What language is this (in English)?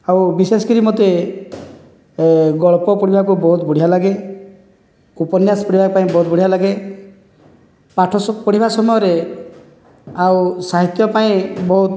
Odia